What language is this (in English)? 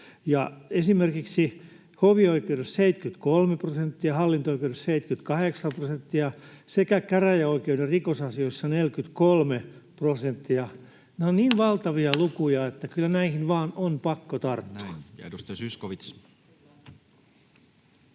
Finnish